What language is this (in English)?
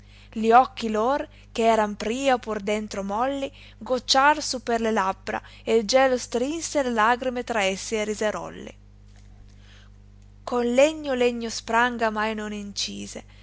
Italian